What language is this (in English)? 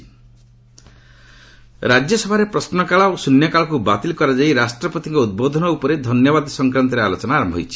Odia